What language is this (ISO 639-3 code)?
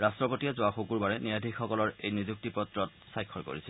asm